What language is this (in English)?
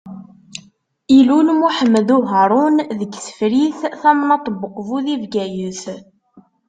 Kabyle